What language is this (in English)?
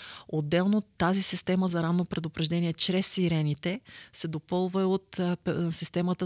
Bulgarian